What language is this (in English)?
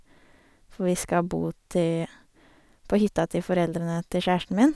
Norwegian